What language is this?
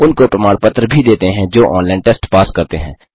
Hindi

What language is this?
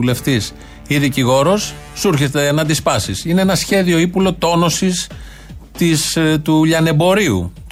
Greek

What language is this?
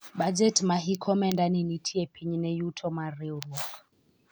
Luo (Kenya and Tanzania)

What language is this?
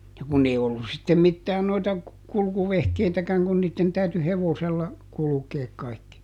Finnish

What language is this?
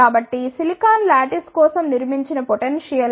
Telugu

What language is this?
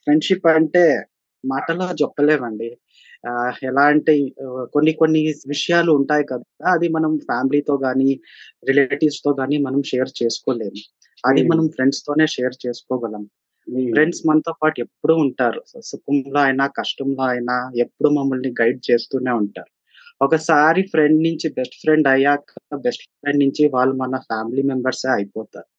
Telugu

